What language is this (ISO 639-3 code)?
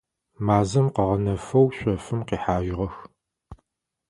ady